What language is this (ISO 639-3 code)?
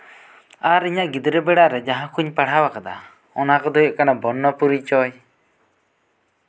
sat